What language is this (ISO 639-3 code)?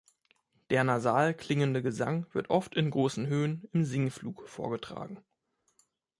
deu